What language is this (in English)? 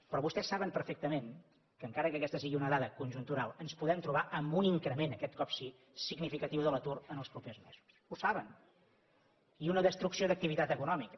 Catalan